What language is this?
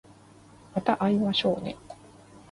Japanese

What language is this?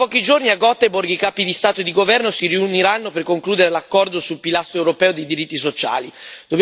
Italian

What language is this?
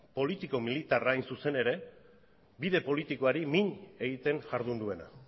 Basque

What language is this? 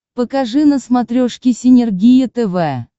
Russian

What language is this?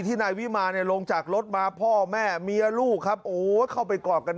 Thai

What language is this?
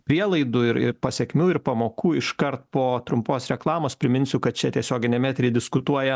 Lithuanian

